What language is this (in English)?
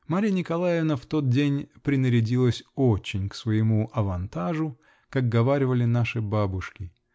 Russian